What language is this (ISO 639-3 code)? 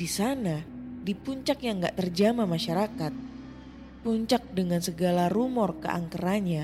ind